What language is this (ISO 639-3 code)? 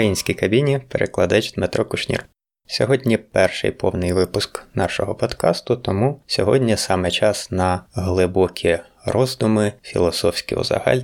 ukr